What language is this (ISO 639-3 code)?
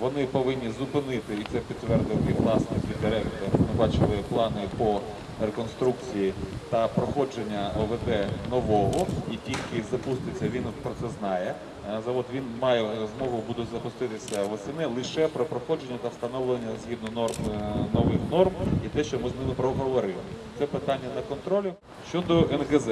ukr